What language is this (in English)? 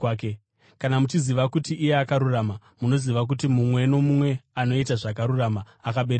Shona